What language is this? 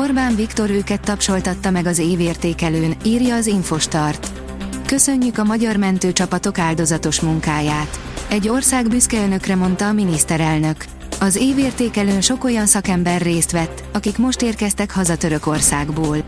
Hungarian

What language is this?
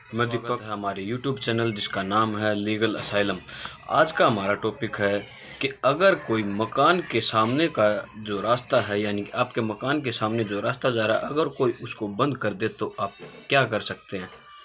Hindi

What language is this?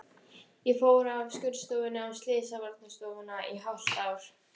Icelandic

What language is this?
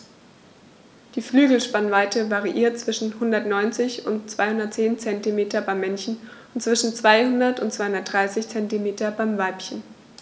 German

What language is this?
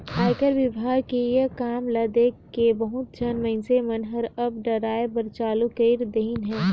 Chhattisgarhi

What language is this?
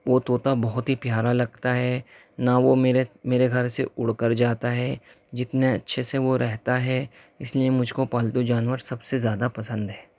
Urdu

